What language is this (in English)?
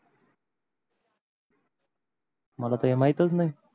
Marathi